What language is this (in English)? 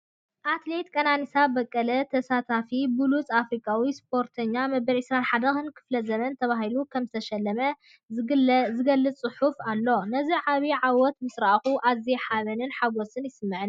Tigrinya